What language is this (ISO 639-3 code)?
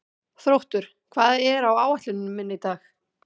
isl